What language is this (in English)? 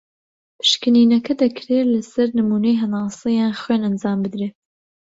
Central Kurdish